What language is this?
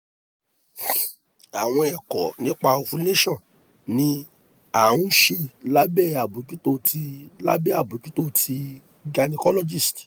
Yoruba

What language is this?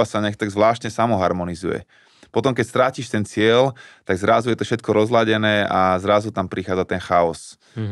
Slovak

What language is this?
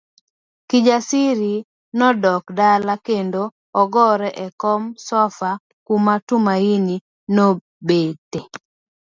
Luo (Kenya and Tanzania)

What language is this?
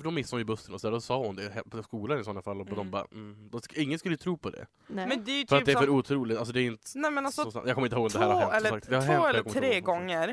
Swedish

